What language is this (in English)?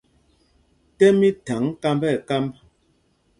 Mpumpong